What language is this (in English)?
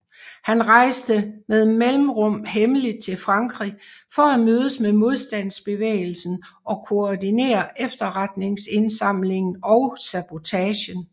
Danish